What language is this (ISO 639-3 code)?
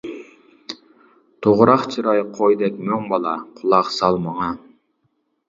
uig